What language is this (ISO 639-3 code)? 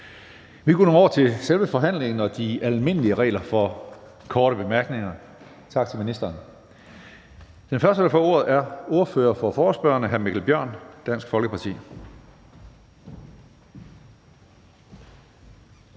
dan